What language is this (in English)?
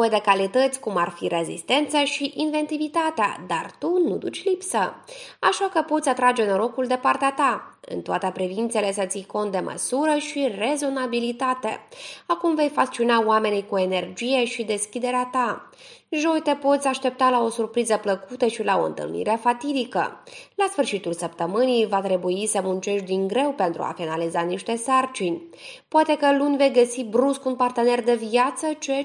Romanian